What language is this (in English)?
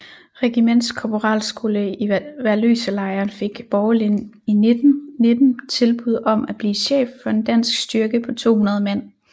Danish